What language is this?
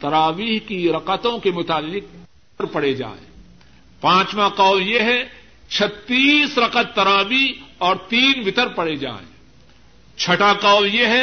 Urdu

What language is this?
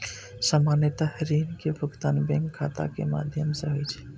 Maithili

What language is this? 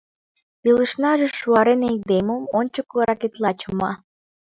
Mari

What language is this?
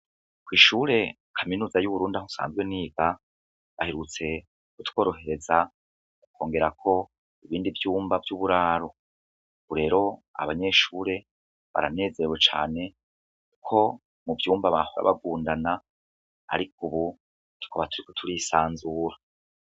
Rundi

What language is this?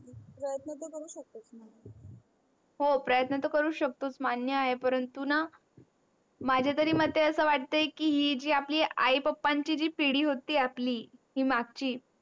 Marathi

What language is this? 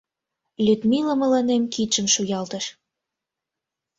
Mari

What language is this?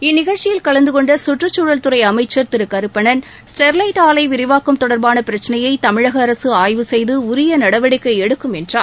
Tamil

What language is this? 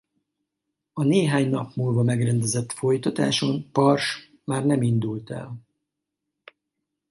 Hungarian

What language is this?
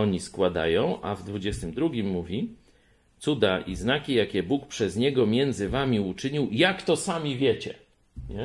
Polish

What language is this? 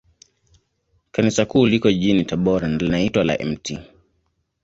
Swahili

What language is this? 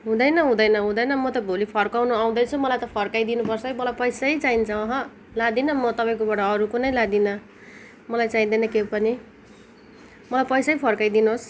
Nepali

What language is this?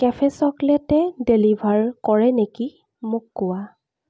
Assamese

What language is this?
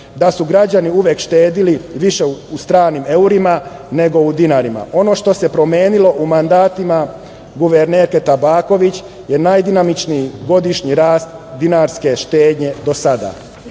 Serbian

